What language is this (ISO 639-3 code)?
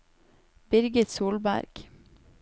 nor